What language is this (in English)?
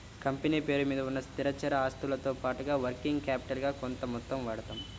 Telugu